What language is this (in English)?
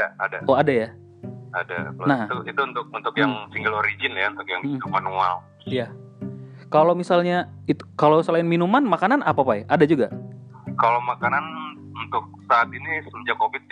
Indonesian